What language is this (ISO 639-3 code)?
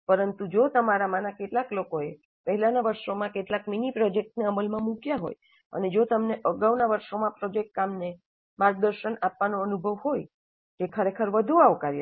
guj